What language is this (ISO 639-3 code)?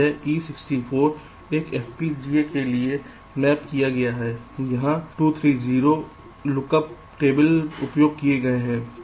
hin